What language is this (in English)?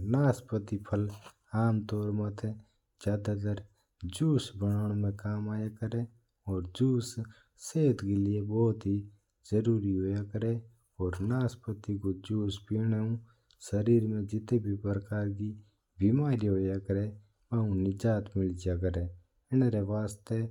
Mewari